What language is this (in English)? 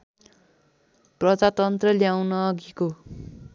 Nepali